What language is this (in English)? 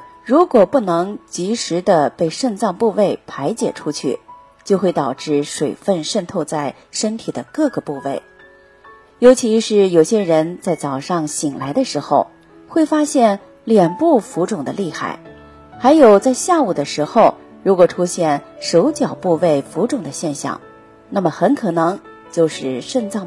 Chinese